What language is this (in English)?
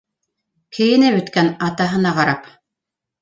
Bashkir